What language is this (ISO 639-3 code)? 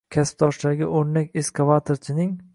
uzb